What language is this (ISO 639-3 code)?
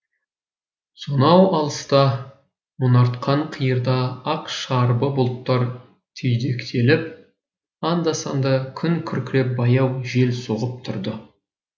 kaz